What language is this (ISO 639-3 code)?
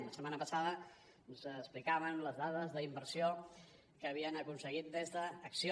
cat